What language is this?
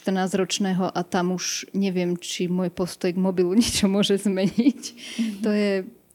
Slovak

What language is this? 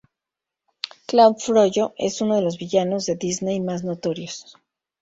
Spanish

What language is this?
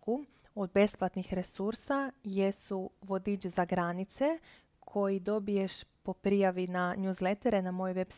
Croatian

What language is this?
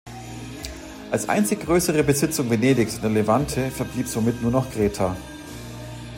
German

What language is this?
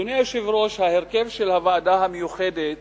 Hebrew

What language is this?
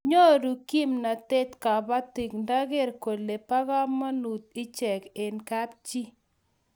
Kalenjin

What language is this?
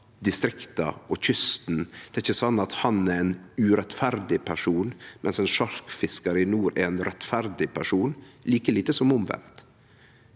Norwegian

